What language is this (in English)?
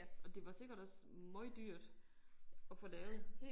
Danish